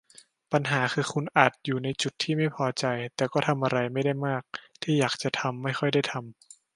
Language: Thai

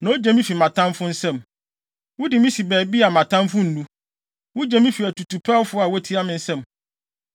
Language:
Akan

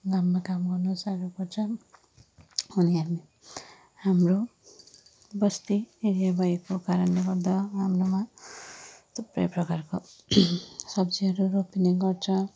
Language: Nepali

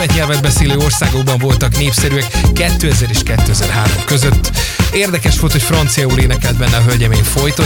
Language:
Hungarian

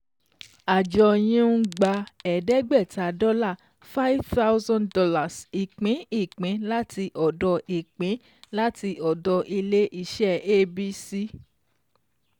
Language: Yoruba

